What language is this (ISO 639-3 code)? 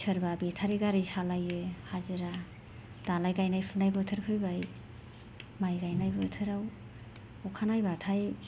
brx